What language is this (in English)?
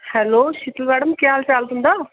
Dogri